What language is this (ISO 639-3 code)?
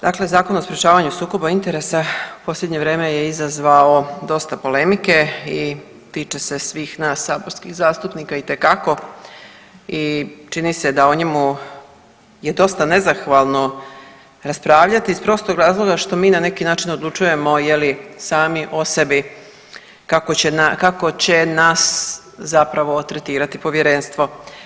hrv